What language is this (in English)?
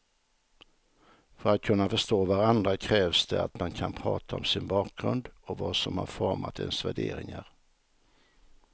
Swedish